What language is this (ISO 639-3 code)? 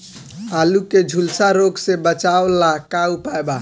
bho